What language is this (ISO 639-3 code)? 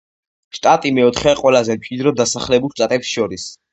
kat